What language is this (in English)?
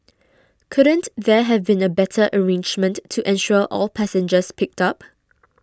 English